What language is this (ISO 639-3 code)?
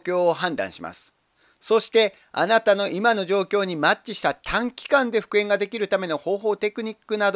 jpn